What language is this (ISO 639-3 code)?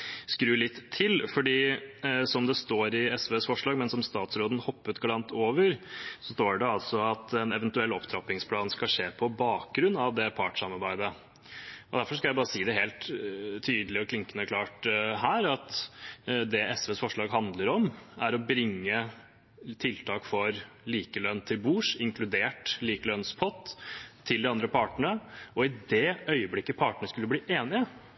nob